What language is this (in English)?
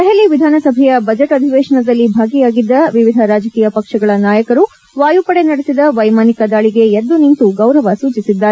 Kannada